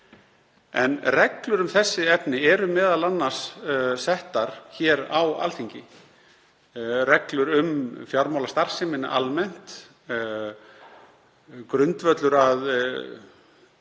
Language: Icelandic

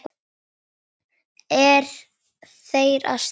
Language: Icelandic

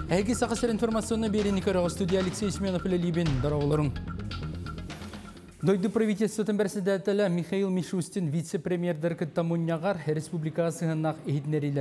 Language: Turkish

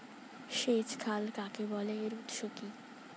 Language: Bangla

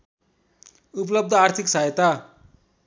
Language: Nepali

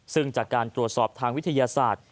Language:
Thai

